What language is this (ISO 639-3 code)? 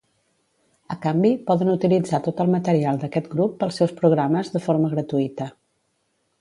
cat